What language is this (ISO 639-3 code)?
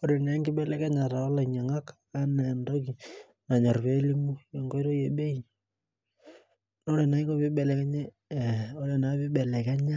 mas